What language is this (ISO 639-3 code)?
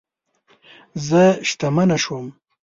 pus